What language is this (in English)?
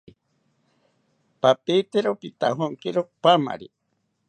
South Ucayali Ashéninka